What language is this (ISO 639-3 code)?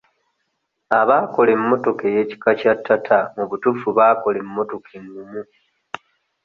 lug